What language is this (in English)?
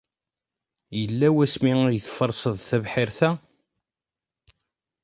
Kabyle